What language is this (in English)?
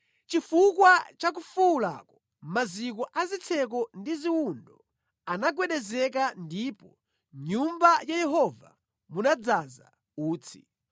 Nyanja